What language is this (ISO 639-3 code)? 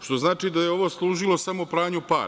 srp